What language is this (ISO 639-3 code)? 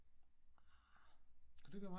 dan